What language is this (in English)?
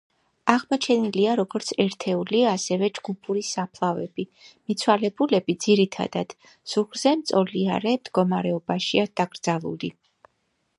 Georgian